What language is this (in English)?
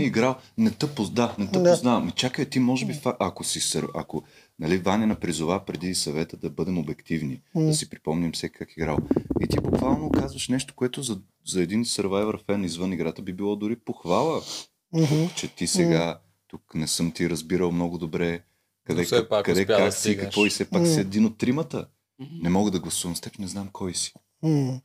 Bulgarian